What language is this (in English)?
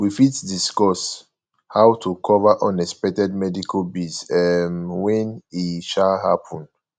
Nigerian Pidgin